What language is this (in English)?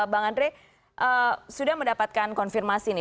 Indonesian